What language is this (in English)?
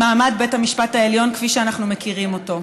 Hebrew